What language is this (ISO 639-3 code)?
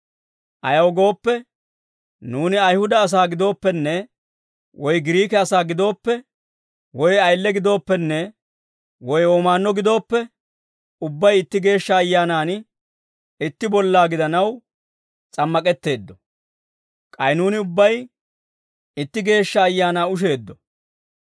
dwr